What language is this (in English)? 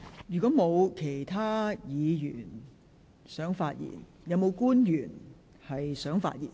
Cantonese